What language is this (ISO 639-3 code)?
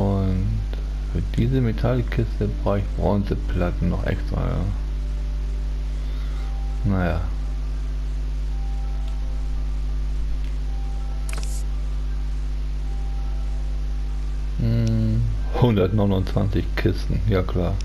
deu